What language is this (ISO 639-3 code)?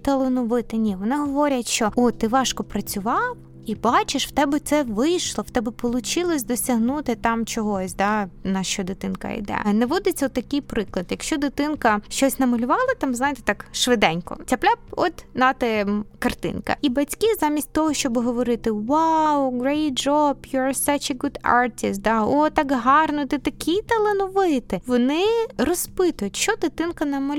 ukr